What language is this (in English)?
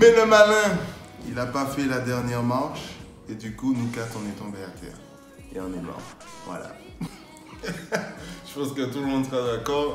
French